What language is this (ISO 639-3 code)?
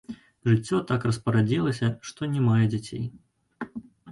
bel